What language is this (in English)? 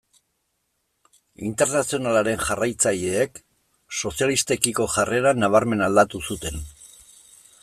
Basque